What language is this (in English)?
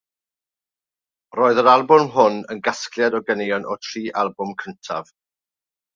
Welsh